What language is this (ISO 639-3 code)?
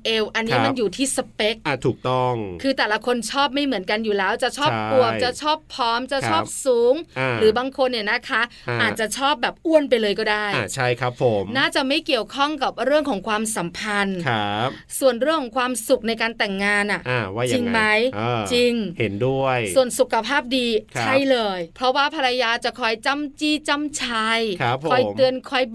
tha